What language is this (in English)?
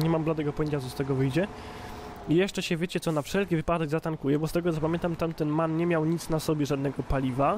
Polish